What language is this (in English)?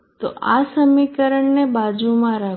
Gujarati